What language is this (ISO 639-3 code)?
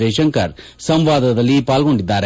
kan